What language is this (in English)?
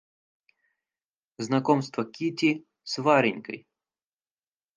Russian